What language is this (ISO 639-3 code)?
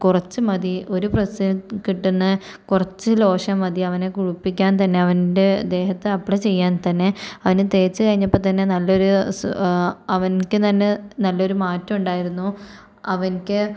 mal